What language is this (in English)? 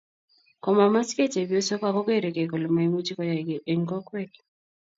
Kalenjin